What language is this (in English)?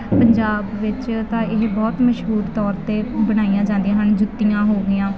Punjabi